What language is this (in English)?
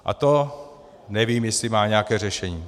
Czech